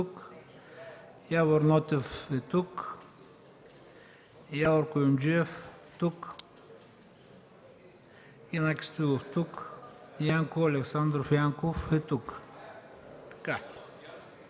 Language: Bulgarian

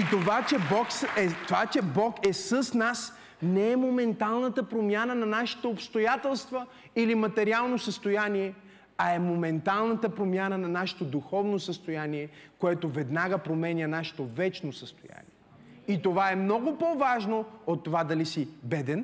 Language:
Bulgarian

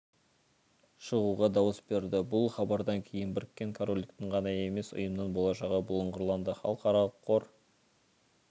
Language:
Kazakh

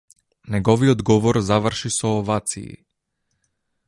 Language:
Macedonian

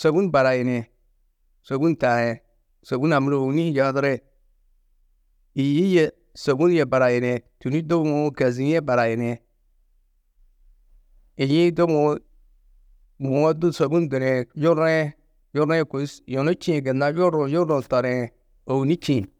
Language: Tedaga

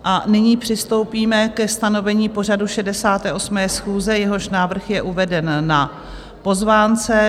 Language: Czech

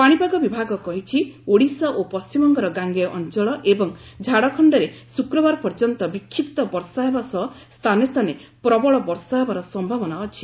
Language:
Odia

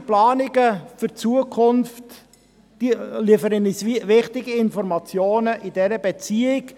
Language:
Swiss German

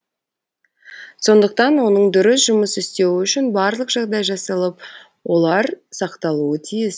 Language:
Kazakh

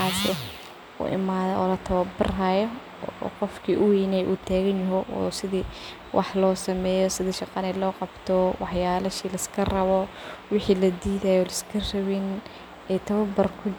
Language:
Somali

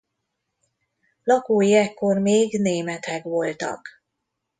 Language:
Hungarian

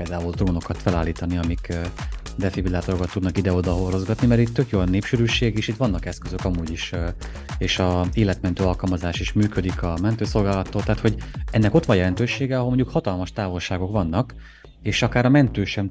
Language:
Hungarian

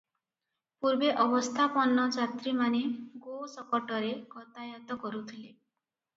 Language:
Odia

